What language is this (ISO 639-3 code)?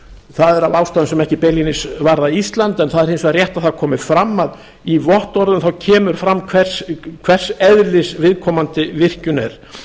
isl